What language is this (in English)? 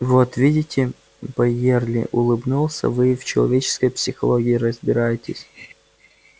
Russian